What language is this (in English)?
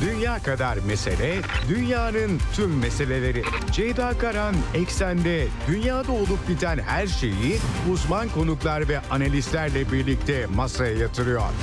Turkish